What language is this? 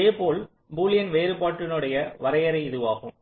Tamil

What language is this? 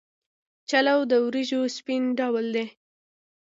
Pashto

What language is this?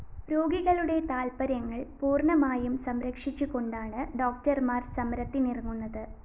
Malayalam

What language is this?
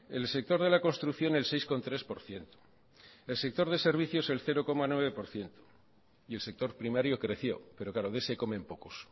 Spanish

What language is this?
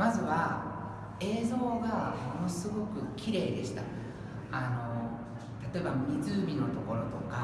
Japanese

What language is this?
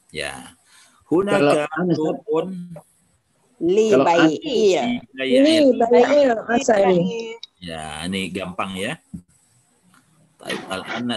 Indonesian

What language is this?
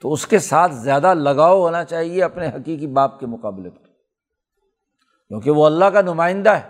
Urdu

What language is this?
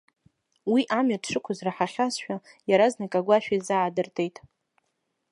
Abkhazian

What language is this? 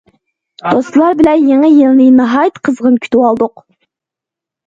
Uyghur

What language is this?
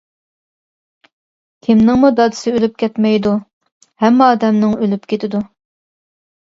Uyghur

